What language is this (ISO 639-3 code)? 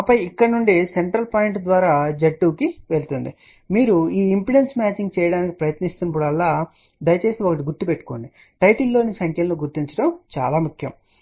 tel